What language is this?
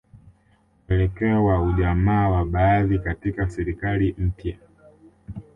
Swahili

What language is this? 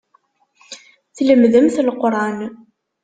Kabyle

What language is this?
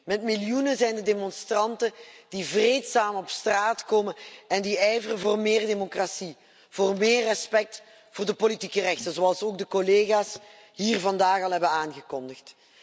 Dutch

